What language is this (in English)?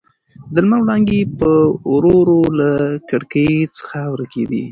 Pashto